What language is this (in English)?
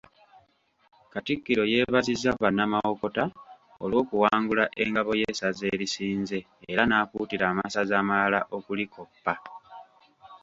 Ganda